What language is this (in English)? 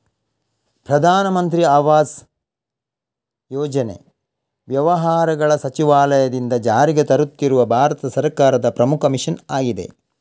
Kannada